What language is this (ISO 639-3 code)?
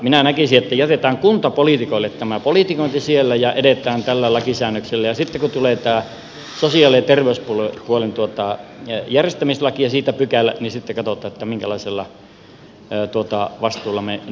fin